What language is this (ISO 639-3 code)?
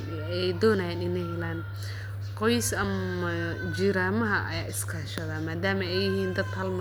som